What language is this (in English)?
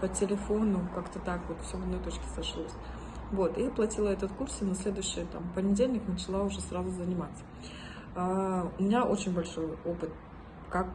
Russian